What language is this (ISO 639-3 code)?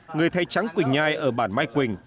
vie